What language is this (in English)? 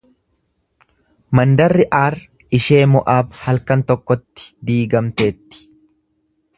Oromo